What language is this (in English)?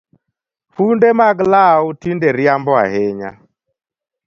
Luo (Kenya and Tanzania)